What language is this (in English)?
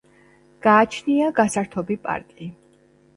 Georgian